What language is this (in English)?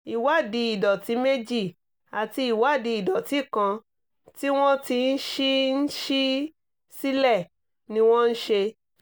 Yoruba